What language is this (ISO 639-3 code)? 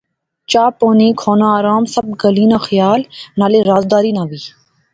phr